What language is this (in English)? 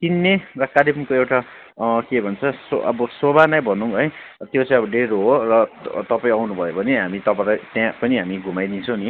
Nepali